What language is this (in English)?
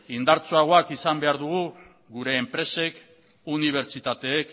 Basque